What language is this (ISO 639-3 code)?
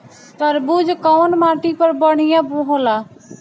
bho